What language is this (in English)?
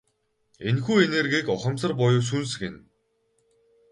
Mongolian